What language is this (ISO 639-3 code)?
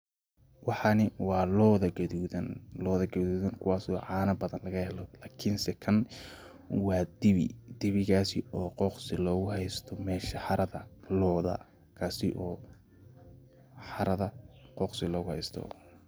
som